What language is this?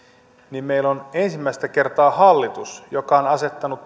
Finnish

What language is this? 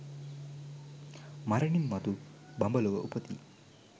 Sinhala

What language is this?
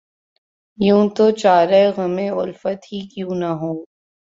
Urdu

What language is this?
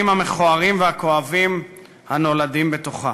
Hebrew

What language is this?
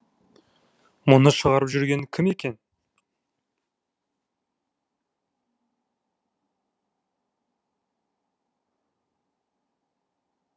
Kazakh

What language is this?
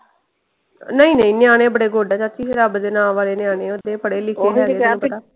Punjabi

